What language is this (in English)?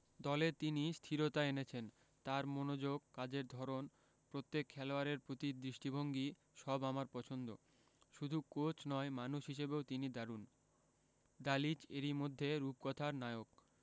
Bangla